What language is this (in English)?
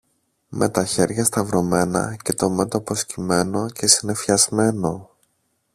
Greek